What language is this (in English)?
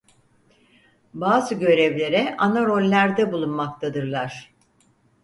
Turkish